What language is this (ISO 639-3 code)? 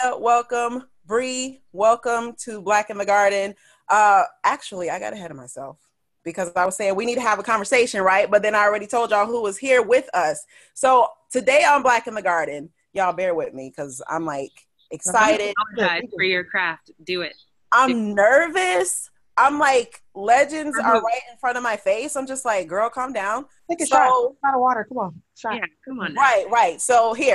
eng